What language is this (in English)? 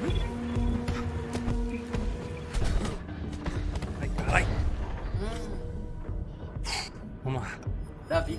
Portuguese